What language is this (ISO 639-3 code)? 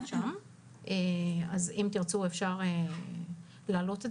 heb